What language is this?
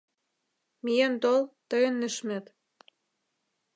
Mari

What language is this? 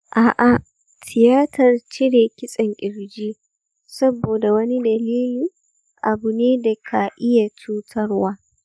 Hausa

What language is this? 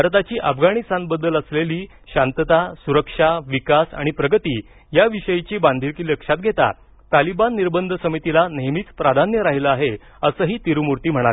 Marathi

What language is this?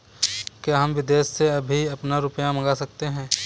Hindi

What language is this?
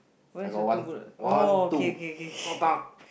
English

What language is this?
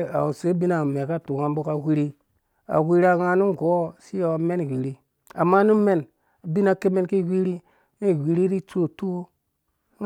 Dũya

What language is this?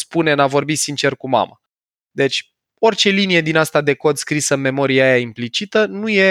Romanian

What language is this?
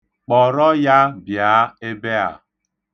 Igbo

